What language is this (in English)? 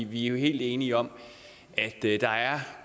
Danish